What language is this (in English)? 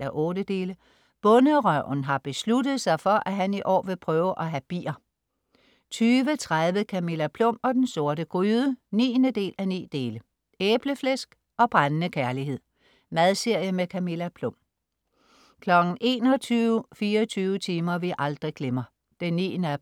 Danish